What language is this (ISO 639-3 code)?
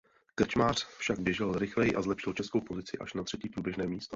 ces